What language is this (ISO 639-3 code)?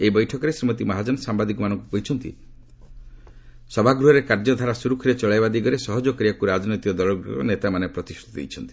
ori